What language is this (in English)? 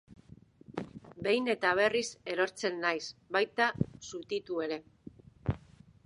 Basque